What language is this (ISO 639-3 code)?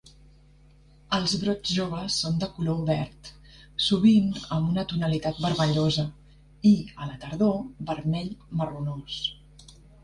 cat